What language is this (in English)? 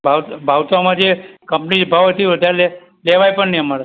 Gujarati